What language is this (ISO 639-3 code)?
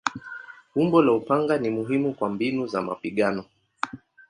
swa